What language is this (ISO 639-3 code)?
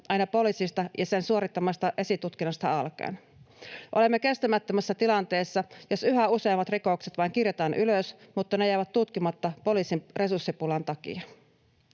fin